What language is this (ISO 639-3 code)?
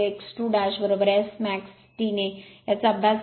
mar